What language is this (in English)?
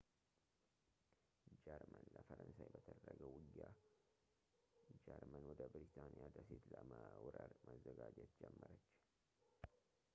Amharic